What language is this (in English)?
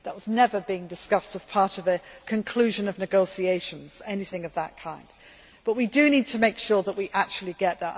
English